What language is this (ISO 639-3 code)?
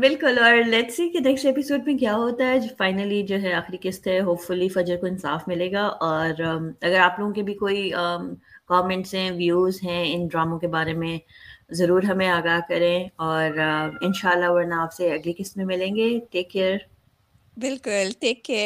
urd